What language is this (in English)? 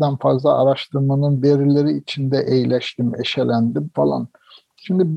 Turkish